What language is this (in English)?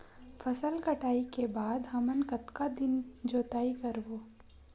Chhattisgarhi